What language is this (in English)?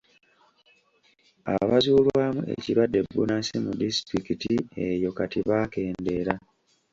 Ganda